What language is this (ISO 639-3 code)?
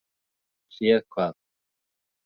isl